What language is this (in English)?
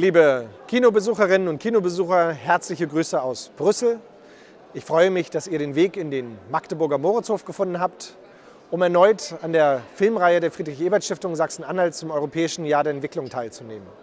German